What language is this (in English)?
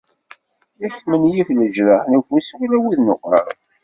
Kabyle